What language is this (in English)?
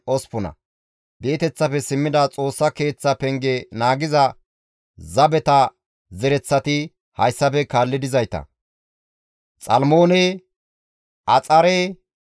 Gamo